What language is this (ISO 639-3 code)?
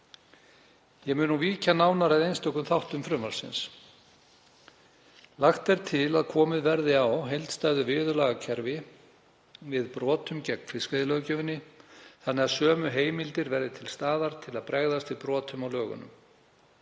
isl